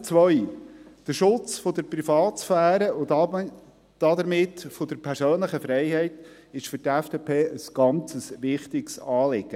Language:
Swiss German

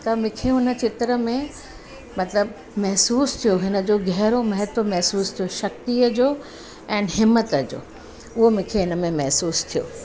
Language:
Sindhi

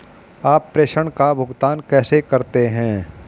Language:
Hindi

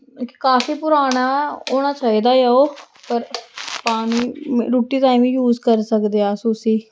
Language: Dogri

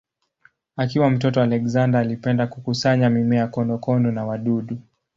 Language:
Swahili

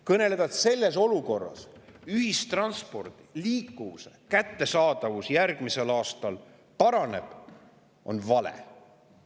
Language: Estonian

